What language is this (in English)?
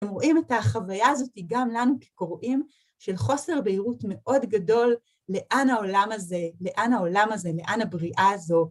Hebrew